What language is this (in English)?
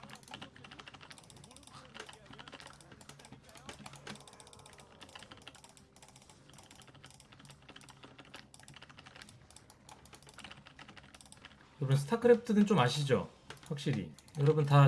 Korean